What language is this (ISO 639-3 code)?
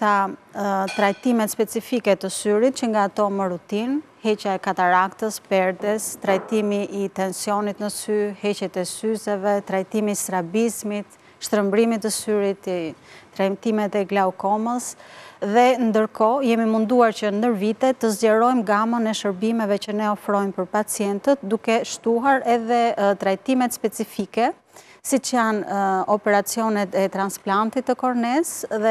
ita